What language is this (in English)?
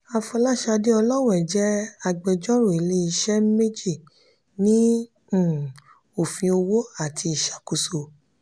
Yoruba